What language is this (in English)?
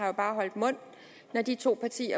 Danish